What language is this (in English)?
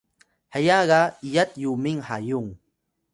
Atayal